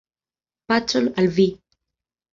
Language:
Esperanto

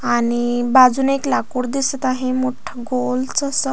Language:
Marathi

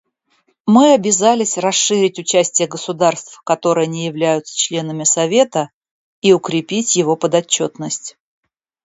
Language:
Russian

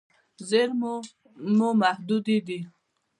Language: Pashto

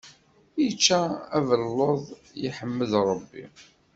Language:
Kabyle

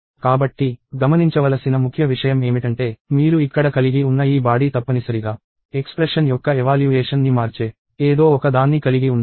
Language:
Telugu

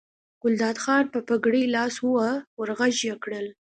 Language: Pashto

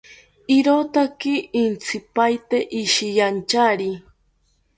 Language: South Ucayali Ashéninka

